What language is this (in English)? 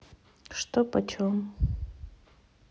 Russian